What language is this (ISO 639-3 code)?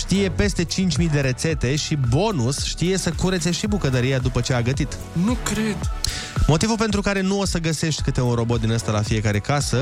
ron